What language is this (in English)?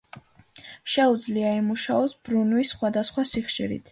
Georgian